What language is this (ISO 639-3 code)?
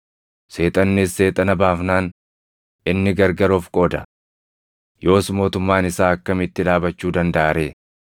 orm